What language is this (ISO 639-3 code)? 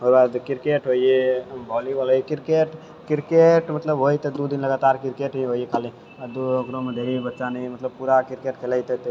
mai